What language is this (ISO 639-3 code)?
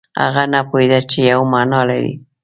pus